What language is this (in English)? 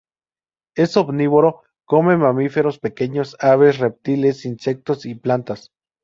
Spanish